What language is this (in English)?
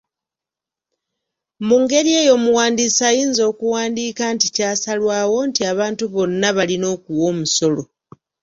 Ganda